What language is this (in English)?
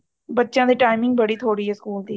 Punjabi